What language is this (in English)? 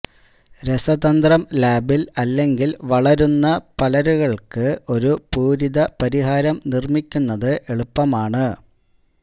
Malayalam